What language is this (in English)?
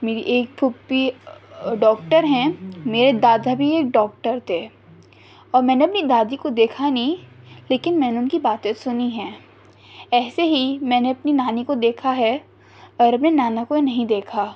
Urdu